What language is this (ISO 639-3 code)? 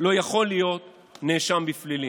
heb